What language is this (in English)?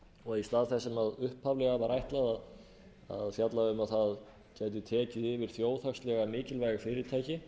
Icelandic